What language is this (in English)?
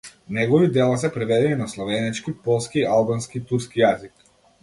Macedonian